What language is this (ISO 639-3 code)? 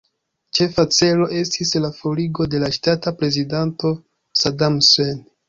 epo